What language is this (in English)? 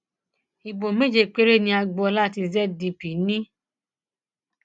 Yoruba